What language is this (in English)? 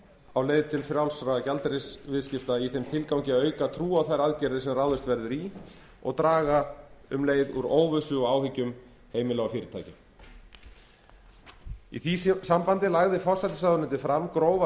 Icelandic